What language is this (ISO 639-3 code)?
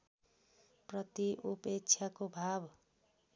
nep